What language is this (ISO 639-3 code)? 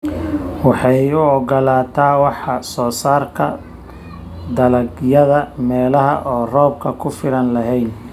som